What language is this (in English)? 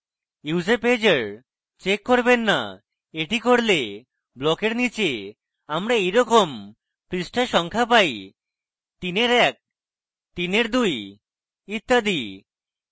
Bangla